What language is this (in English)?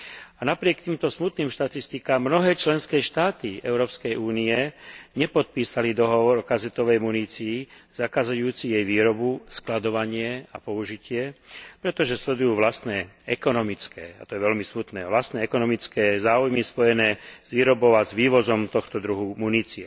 Slovak